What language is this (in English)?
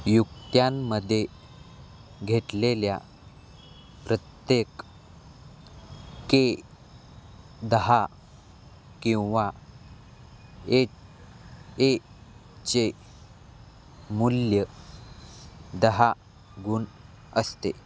Marathi